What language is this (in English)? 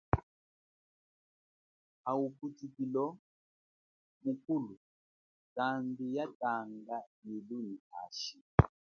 Chokwe